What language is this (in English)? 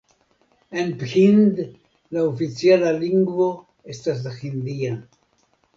Esperanto